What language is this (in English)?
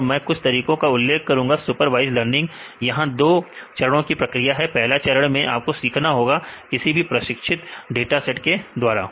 Hindi